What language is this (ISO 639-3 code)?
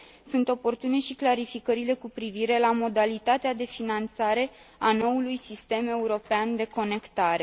ron